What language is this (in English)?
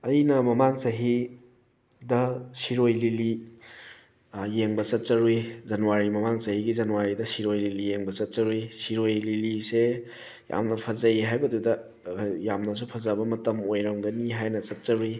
Manipuri